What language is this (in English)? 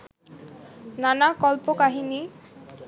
Bangla